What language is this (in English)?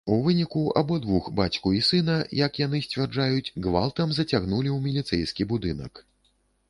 Belarusian